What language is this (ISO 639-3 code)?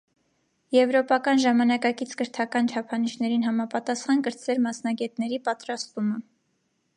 hye